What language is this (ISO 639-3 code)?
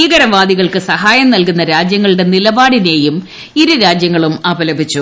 mal